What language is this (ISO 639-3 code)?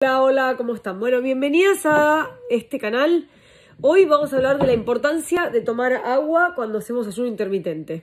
spa